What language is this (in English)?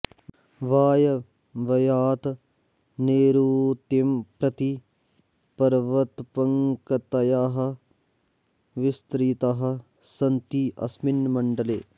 Sanskrit